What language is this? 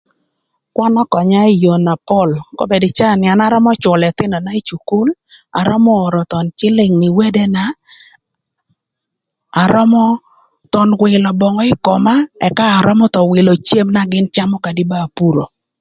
Thur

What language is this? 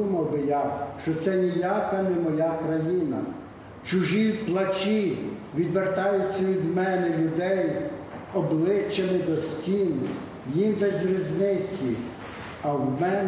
Ukrainian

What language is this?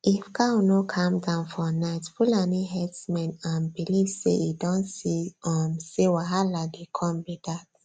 Nigerian Pidgin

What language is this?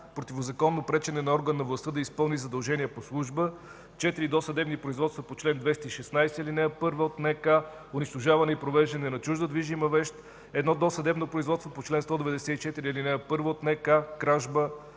Bulgarian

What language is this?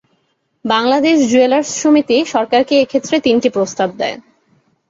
Bangla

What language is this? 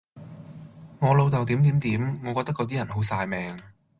Cantonese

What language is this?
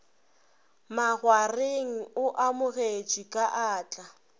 Northern Sotho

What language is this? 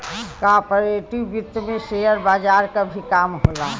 Bhojpuri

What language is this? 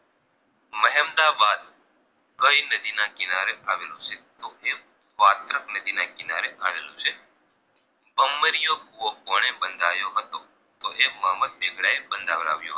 Gujarati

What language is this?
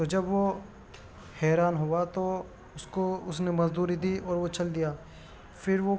Urdu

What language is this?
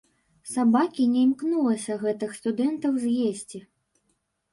Belarusian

